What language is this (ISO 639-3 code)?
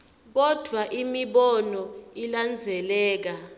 ssw